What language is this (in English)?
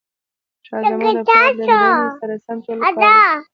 Pashto